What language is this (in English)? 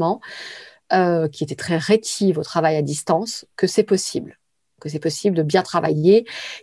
French